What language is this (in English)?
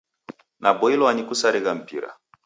Taita